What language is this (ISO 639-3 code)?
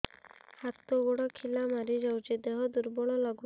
ori